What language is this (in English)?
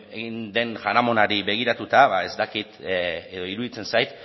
Basque